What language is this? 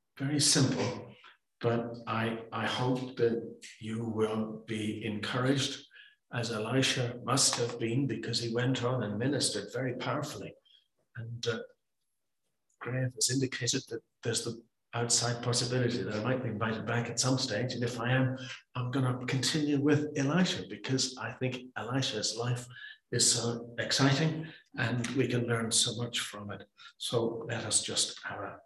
English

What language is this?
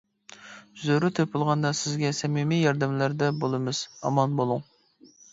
Uyghur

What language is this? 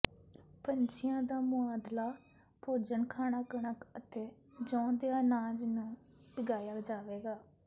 Punjabi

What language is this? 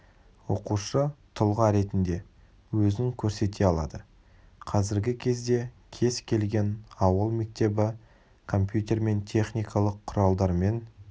Kazakh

